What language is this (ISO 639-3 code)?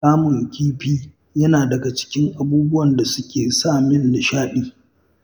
hau